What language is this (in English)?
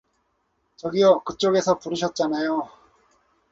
Korean